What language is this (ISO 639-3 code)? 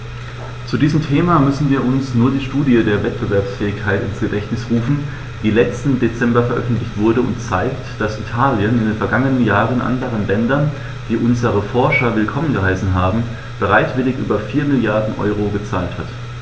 deu